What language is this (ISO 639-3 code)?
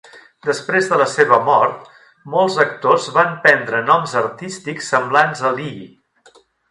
cat